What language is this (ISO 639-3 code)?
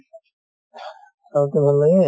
asm